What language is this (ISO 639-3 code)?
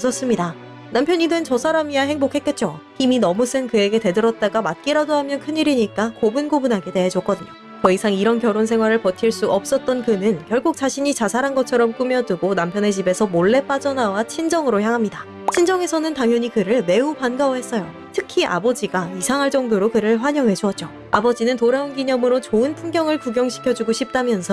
kor